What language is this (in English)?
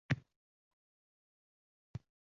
Uzbek